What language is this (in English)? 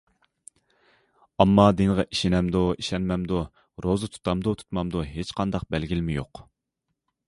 Uyghur